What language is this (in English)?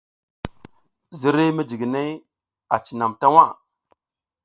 South Giziga